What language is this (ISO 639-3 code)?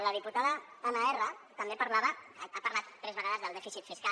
cat